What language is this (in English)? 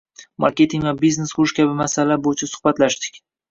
Uzbek